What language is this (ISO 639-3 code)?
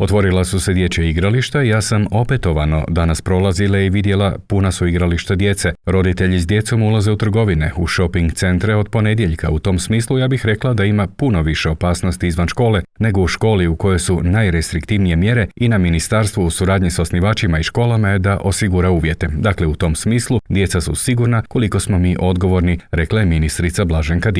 hrv